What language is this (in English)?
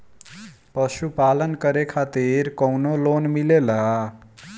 Bhojpuri